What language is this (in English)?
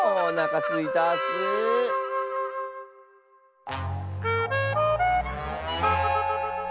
Japanese